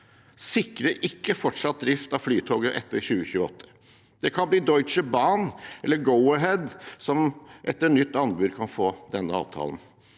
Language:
Norwegian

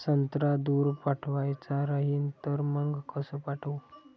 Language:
Marathi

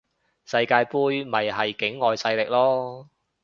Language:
Cantonese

